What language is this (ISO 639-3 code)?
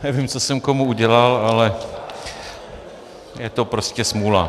ces